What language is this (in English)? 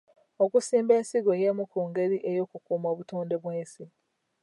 Ganda